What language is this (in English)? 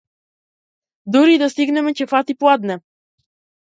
Macedonian